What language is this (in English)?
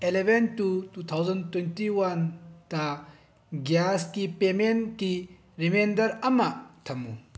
Manipuri